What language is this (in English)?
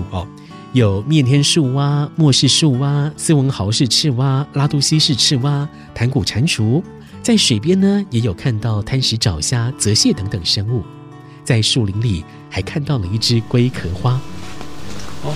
Chinese